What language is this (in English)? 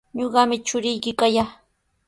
Sihuas Ancash Quechua